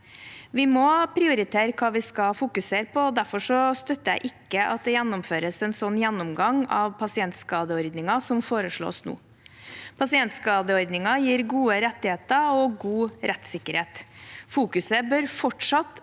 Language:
Norwegian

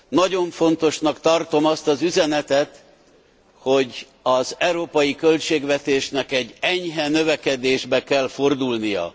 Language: Hungarian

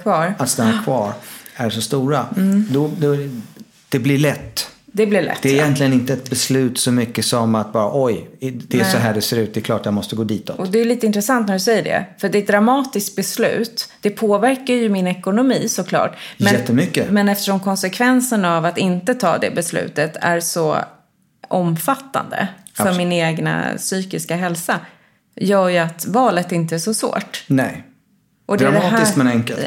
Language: Swedish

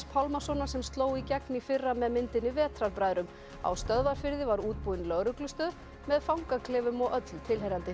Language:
Icelandic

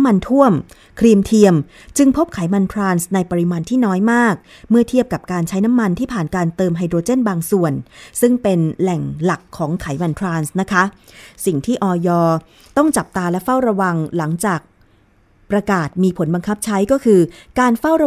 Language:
Thai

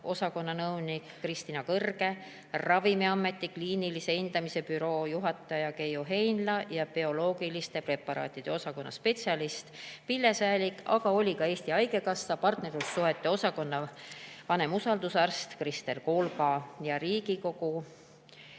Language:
Estonian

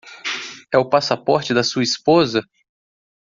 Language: Portuguese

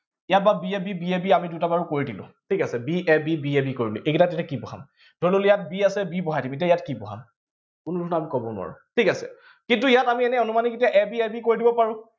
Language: Assamese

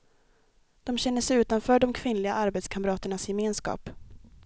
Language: Swedish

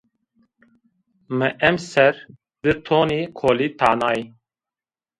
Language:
Zaza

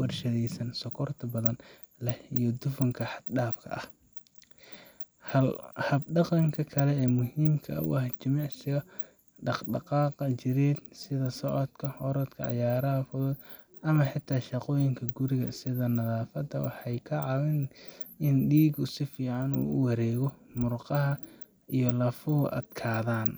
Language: Somali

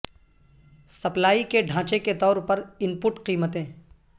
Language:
Urdu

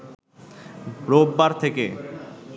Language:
Bangla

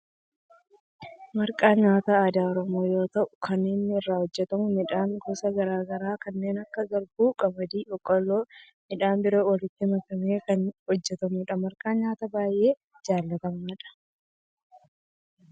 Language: Oromo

